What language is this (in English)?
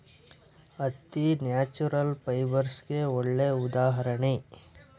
Kannada